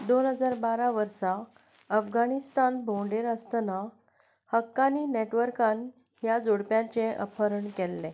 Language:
Konkani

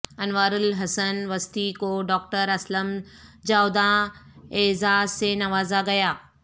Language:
Urdu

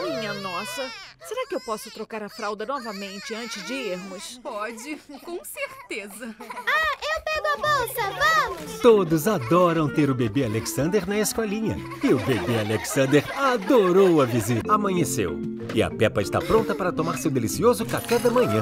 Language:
Portuguese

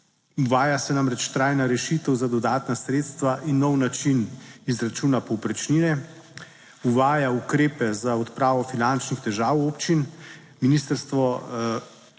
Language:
Slovenian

